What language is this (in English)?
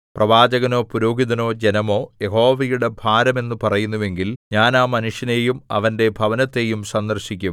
Malayalam